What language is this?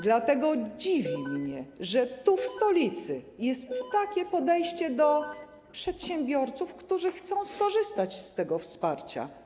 Polish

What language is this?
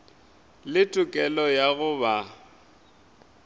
Northern Sotho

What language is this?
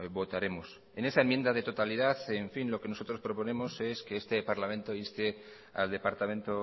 Spanish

